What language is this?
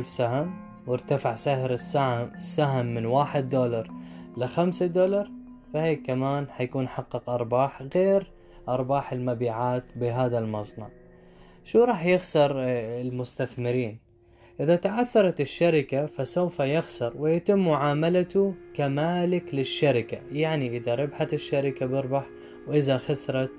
Arabic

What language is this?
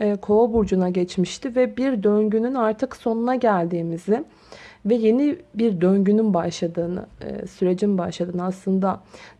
Turkish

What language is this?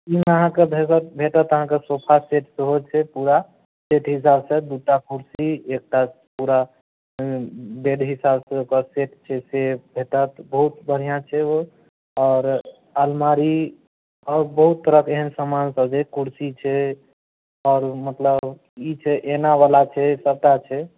Maithili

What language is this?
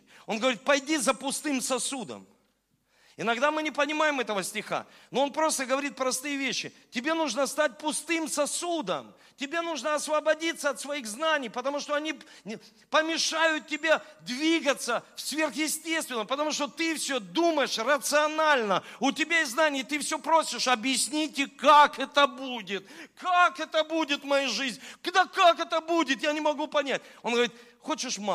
Russian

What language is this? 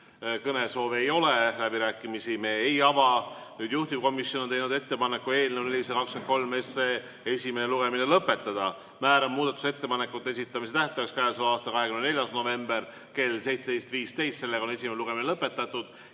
Estonian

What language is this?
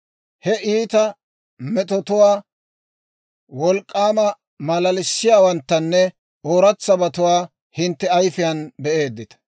Dawro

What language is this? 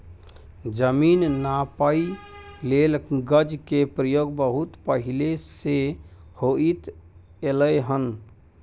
Maithili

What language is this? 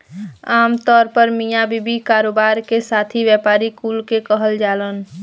Bhojpuri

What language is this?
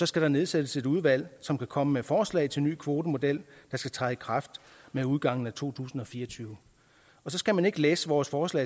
Danish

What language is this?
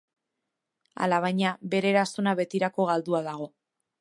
Basque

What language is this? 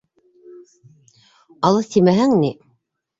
Bashkir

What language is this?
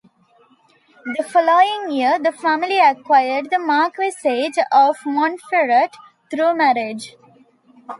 English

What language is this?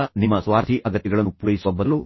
Kannada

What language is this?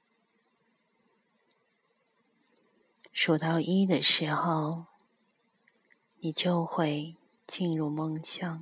Chinese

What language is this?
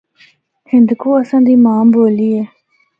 Northern Hindko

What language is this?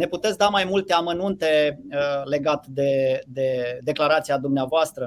Romanian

